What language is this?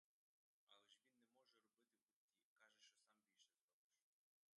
Ukrainian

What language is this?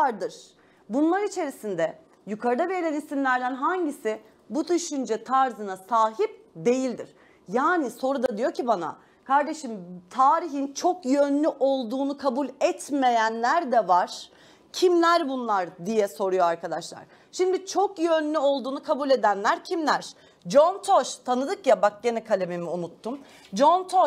Turkish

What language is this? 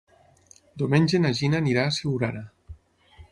Catalan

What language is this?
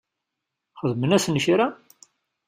Kabyle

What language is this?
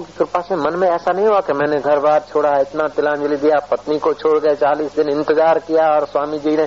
Hindi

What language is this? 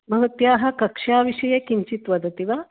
Sanskrit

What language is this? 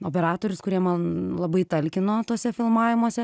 Lithuanian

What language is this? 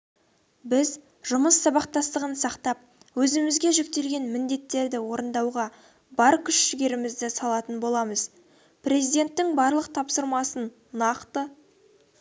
Kazakh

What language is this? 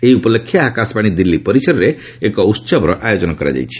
Odia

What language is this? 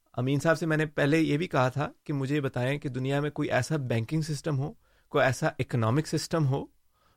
Urdu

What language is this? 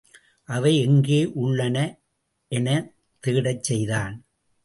Tamil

